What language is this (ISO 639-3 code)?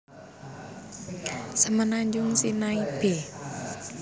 jav